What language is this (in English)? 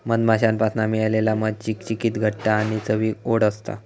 Marathi